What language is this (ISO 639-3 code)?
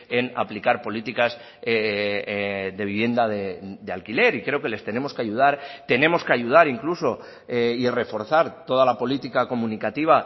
spa